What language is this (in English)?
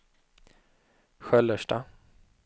Swedish